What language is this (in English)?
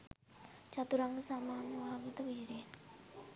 Sinhala